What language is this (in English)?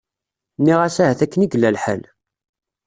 Kabyle